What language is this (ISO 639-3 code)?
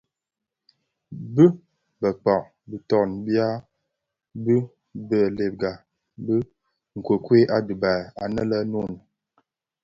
ksf